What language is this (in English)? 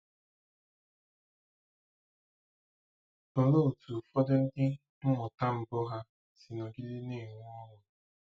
Igbo